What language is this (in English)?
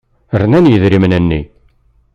Kabyle